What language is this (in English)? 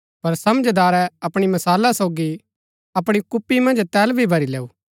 Gaddi